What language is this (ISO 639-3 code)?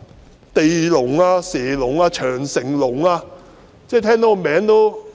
yue